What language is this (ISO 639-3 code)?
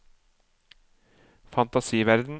nor